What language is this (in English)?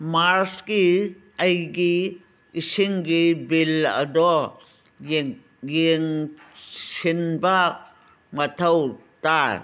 Manipuri